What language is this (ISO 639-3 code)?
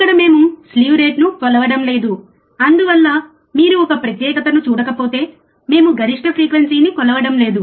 tel